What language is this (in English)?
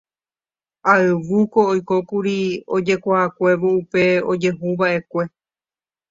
Guarani